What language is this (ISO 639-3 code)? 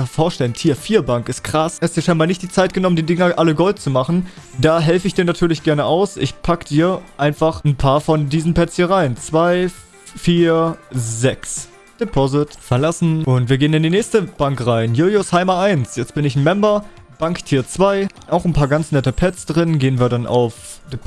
deu